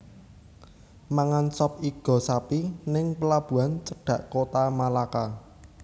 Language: Javanese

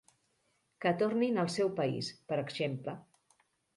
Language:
Catalan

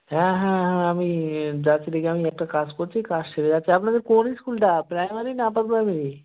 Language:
Bangla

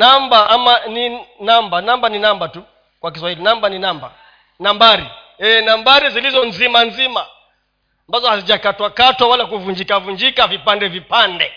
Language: Swahili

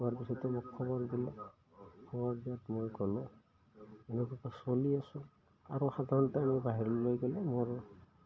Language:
Assamese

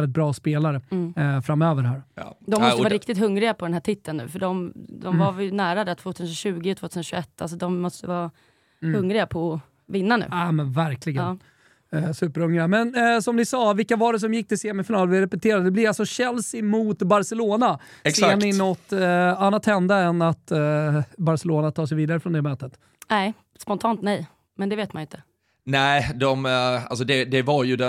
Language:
Swedish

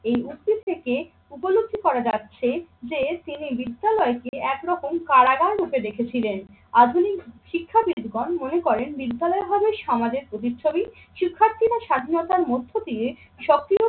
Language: Bangla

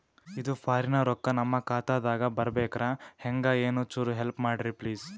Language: Kannada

